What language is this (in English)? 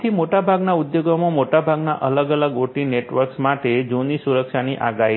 Gujarati